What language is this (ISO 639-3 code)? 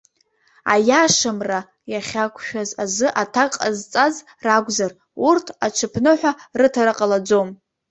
abk